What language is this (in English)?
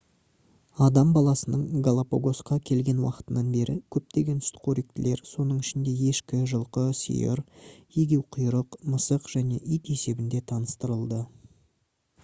Kazakh